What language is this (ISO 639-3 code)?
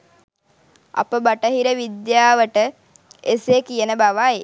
sin